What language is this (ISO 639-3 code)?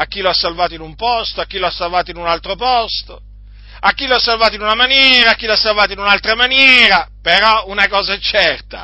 ita